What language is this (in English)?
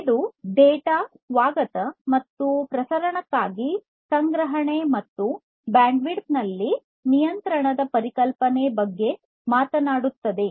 Kannada